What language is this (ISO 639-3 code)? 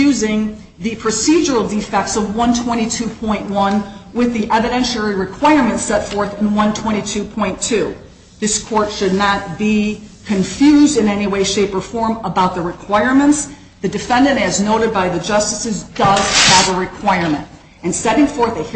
eng